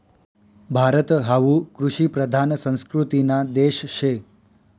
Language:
Marathi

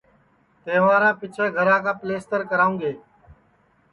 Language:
Sansi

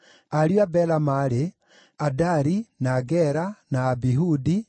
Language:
Kikuyu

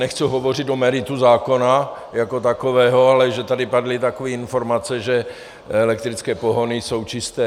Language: Czech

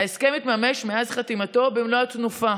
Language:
Hebrew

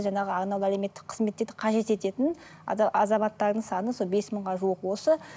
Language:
Kazakh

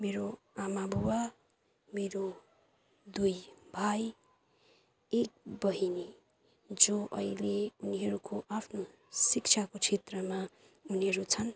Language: Nepali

